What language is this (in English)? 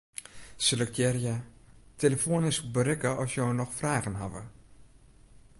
Western Frisian